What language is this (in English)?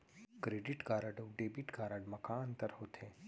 Chhattisgarhi